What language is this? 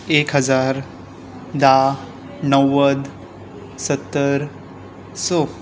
Konkani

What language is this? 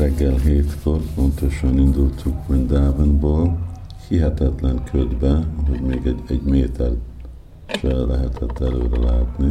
Hungarian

